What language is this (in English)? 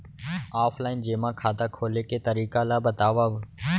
Chhattisgarhi